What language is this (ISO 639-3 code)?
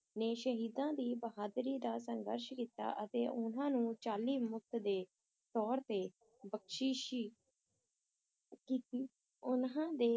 pan